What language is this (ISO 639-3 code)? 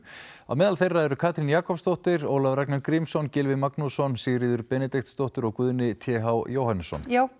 isl